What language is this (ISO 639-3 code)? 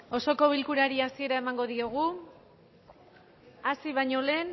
eus